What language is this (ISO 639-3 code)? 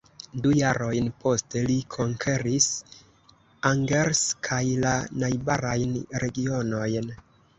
epo